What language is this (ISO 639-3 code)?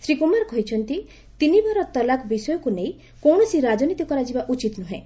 ori